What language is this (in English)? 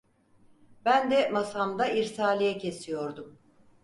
Turkish